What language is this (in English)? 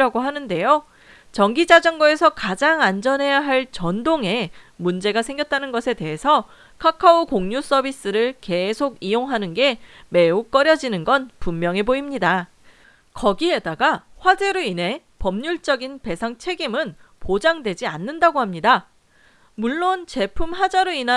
Korean